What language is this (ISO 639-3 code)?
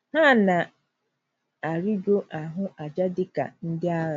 ibo